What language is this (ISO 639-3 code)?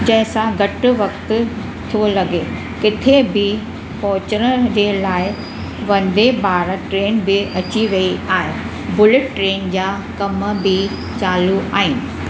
snd